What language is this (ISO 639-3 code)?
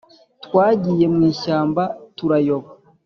kin